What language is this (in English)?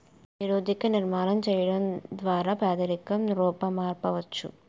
Telugu